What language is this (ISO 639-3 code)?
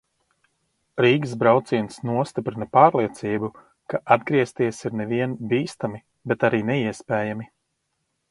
lav